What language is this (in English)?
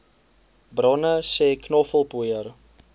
Afrikaans